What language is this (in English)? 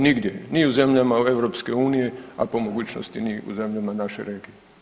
Croatian